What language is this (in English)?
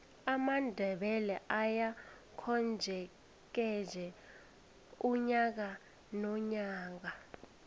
South Ndebele